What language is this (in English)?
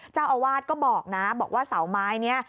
Thai